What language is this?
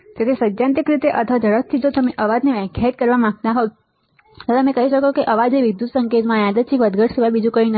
Gujarati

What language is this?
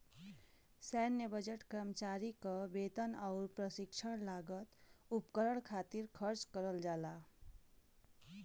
Bhojpuri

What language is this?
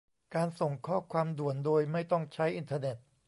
Thai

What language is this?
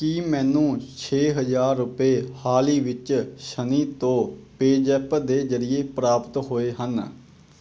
Punjabi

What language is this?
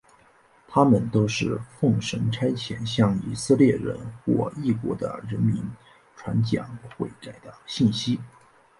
Chinese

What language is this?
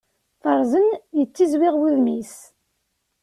Kabyle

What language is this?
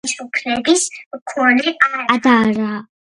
Georgian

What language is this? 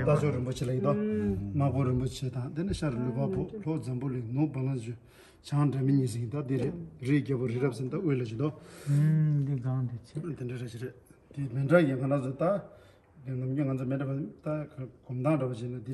Turkish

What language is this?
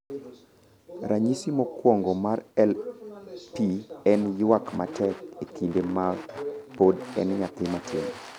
Luo (Kenya and Tanzania)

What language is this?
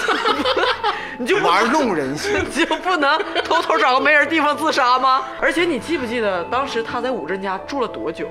Chinese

